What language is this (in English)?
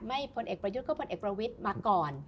Thai